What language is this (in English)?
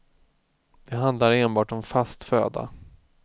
Swedish